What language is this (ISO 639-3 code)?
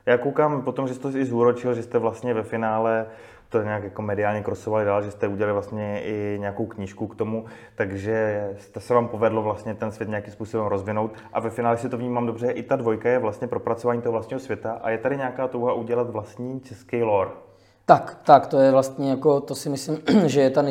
ces